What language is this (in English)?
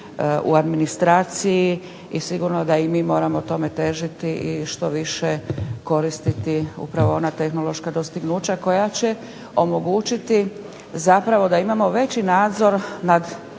Croatian